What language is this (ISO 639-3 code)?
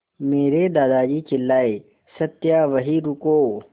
hin